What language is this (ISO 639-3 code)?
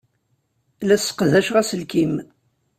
kab